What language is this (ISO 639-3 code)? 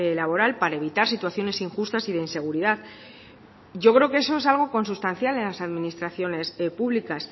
spa